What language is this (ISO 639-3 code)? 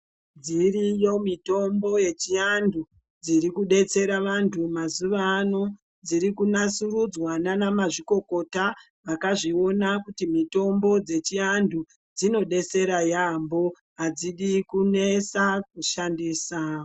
ndc